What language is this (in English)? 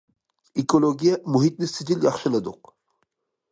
Uyghur